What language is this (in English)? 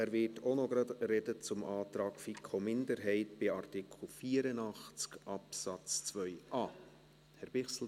Swiss German